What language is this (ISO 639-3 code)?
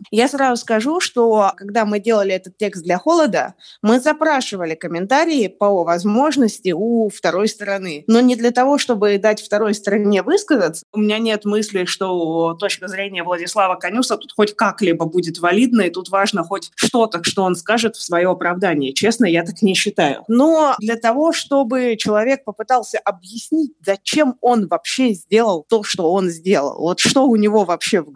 rus